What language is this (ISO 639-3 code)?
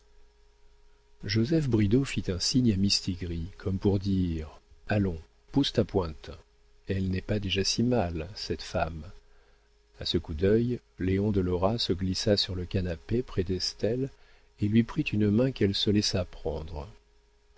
fra